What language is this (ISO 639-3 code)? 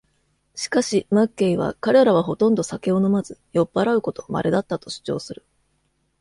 jpn